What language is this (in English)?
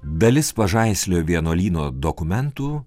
Lithuanian